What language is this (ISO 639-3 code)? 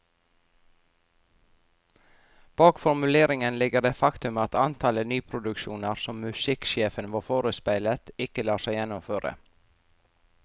nor